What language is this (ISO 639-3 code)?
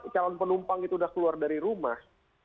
ind